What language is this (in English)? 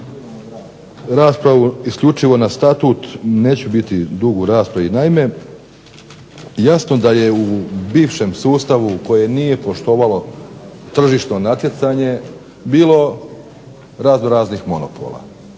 Croatian